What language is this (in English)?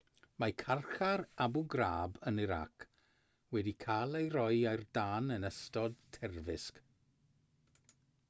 Welsh